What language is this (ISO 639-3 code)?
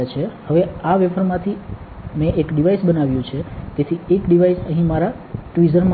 guj